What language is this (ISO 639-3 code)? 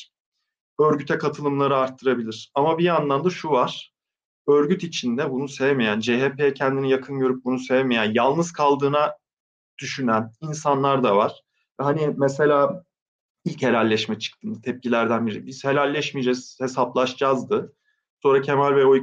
tur